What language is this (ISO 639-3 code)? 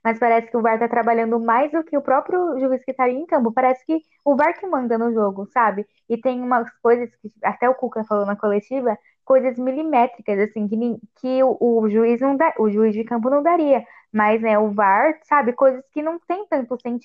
por